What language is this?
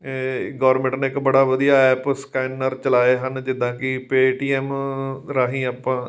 Punjabi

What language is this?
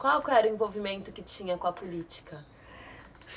Portuguese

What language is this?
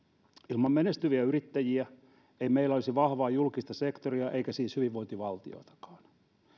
Finnish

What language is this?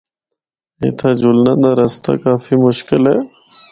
Northern Hindko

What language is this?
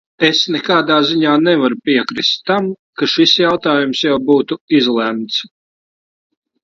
Latvian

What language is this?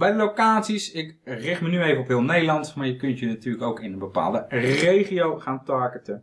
Dutch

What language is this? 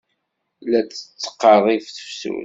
Kabyle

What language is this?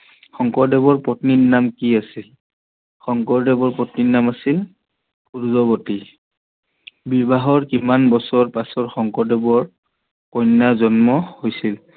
Assamese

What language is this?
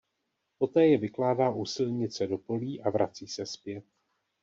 Czech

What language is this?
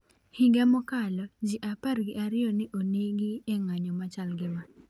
Luo (Kenya and Tanzania)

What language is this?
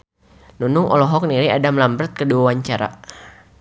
Sundanese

